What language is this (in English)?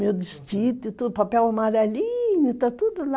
Portuguese